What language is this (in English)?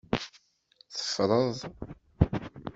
Kabyle